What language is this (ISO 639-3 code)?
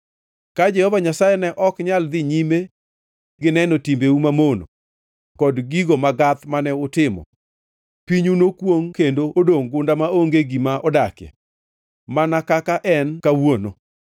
luo